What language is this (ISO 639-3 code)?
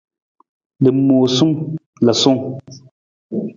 nmz